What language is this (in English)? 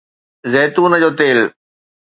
Sindhi